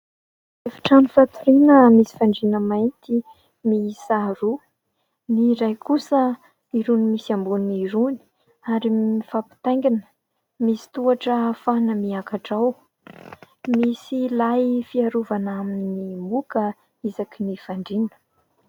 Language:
Malagasy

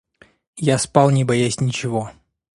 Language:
Russian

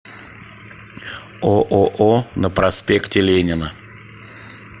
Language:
Russian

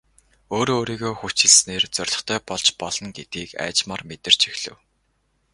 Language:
Mongolian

